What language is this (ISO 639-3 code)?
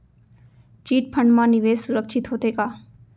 hne